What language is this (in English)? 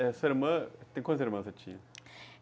Portuguese